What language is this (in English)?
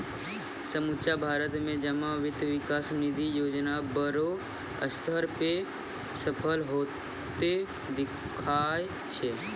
Maithili